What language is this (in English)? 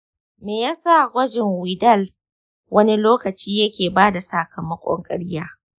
Hausa